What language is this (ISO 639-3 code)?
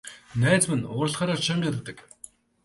mon